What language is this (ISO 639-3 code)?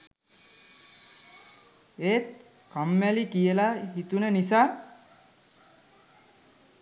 sin